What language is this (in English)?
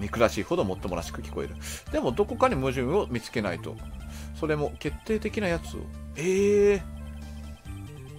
Japanese